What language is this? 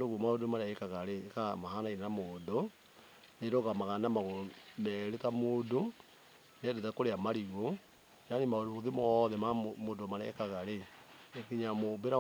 Kikuyu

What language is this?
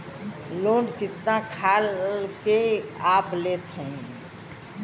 Bhojpuri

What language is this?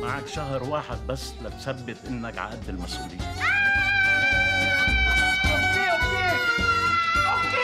Arabic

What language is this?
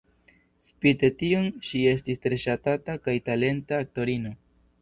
Esperanto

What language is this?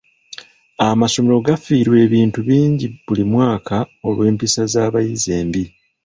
Ganda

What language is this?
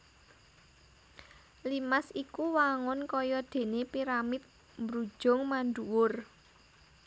Javanese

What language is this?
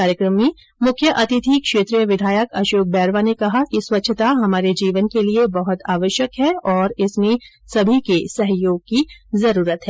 Hindi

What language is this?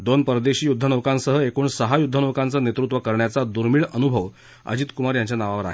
Marathi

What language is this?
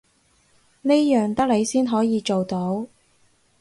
Cantonese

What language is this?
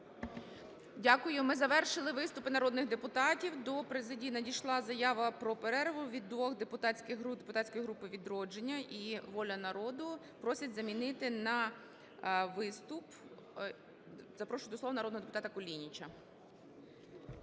Ukrainian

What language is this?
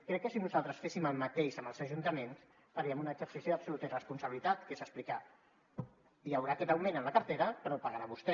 Catalan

